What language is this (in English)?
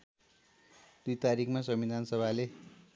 Nepali